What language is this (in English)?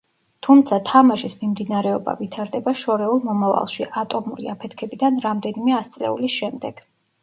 Georgian